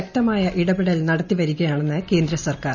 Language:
Malayalam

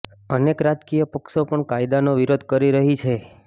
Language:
Gujarati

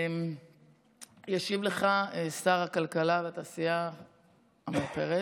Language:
Hebrew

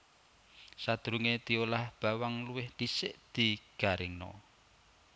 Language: Javanese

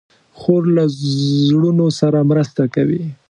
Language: Pashto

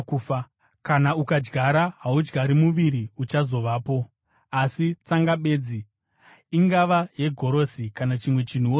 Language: Shona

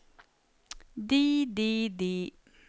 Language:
Norwegian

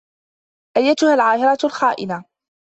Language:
Arabic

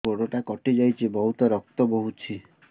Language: Odia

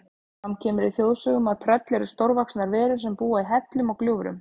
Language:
Icelandic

